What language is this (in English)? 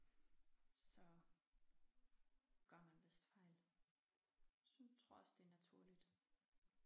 Danish